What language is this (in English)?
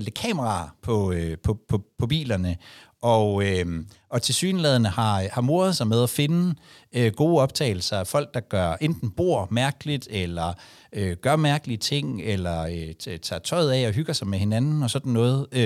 Danish